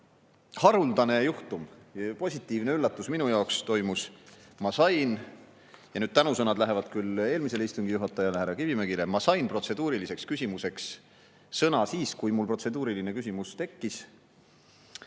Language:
Estonian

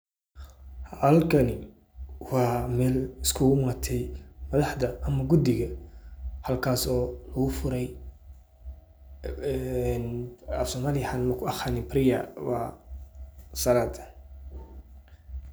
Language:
Somali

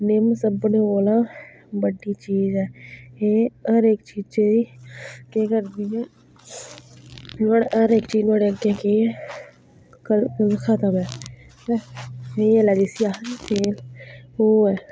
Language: Dogri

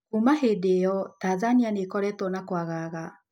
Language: Kikuyu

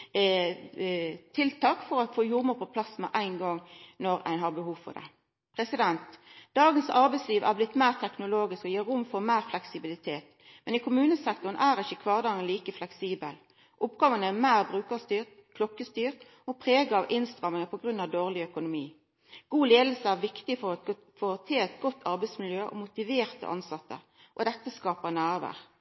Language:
Norwegian Nynorsk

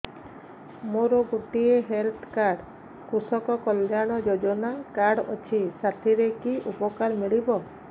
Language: Odia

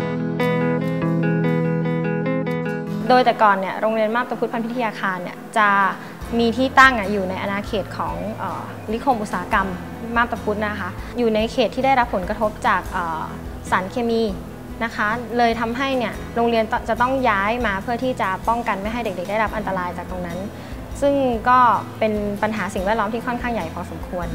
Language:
Thai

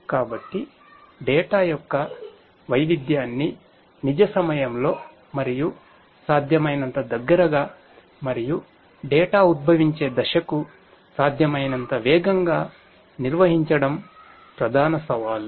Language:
Telugu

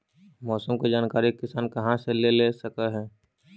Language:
Magahi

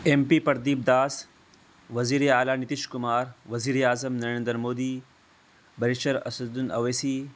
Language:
Urdu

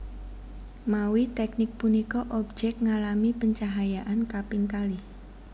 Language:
Javanese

